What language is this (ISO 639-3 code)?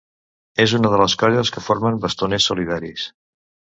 cat